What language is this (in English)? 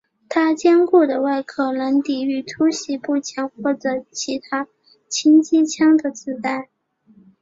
Chinese